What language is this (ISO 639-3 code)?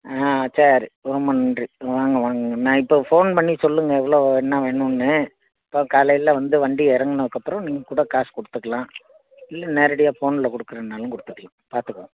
tam